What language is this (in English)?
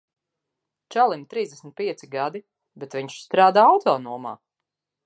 Latvian